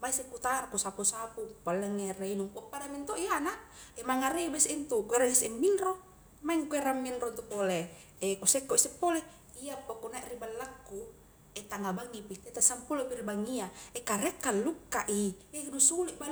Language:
Highland Konjo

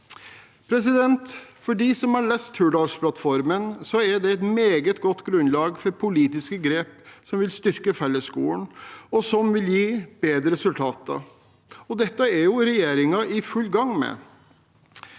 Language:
Norwegian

